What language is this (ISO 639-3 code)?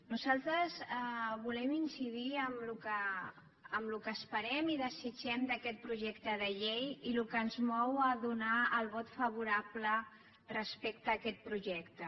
cat